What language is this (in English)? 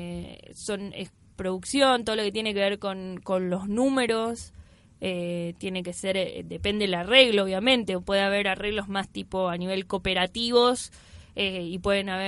Spanish